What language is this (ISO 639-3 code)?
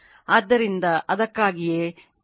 kan